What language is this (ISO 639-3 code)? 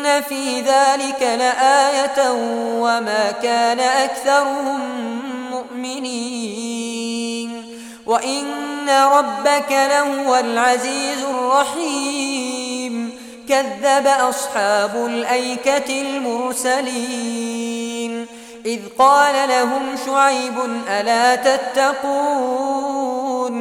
ara